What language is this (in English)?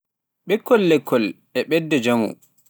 Pular